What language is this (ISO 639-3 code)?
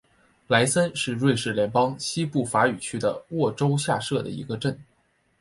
zho